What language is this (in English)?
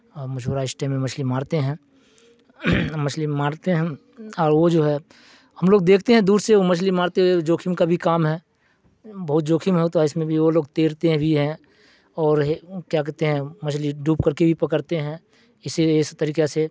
Urdu